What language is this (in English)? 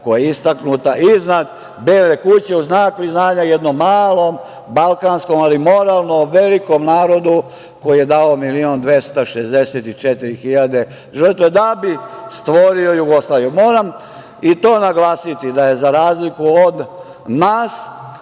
Serbian